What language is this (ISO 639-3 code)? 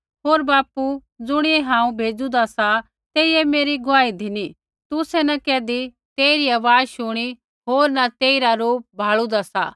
kfx